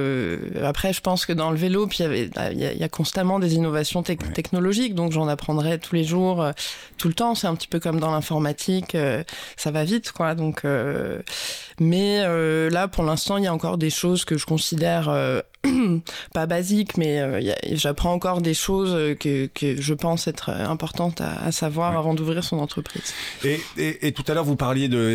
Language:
French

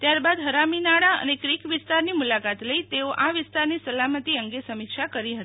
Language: Gujarati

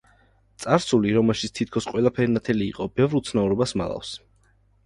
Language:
Georgian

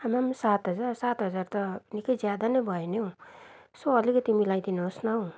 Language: Nepali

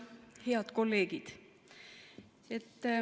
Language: Estonian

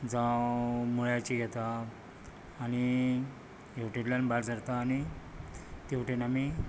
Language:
Konkani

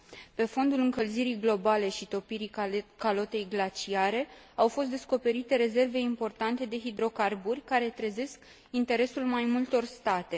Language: Romanian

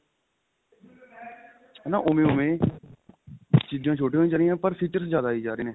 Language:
Punjabi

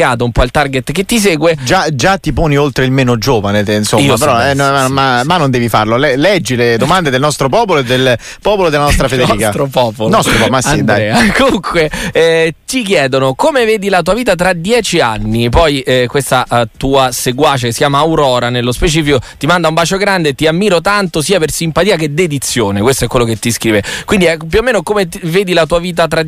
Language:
Italian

